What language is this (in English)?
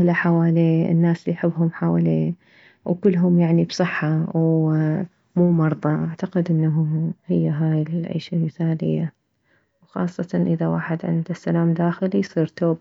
Mesopotamian Arabic